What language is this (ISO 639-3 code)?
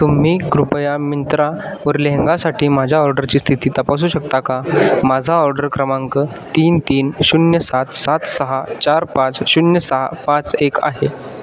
mar